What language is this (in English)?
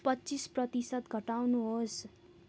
Nepali